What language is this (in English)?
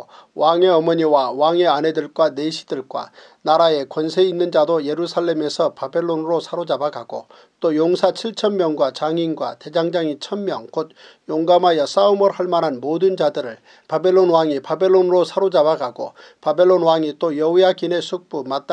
Korean